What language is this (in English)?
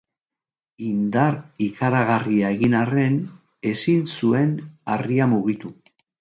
Basque